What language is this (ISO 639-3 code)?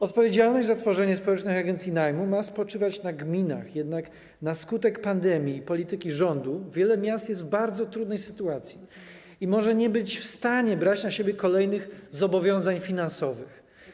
pol